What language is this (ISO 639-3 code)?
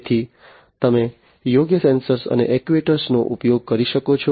guj